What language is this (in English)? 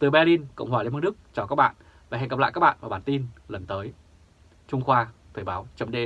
Vietnamese